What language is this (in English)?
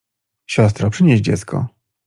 Polish